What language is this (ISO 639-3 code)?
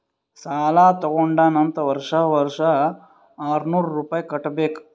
kan